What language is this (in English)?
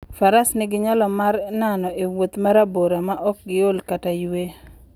Luo (Kenya and Tanzania)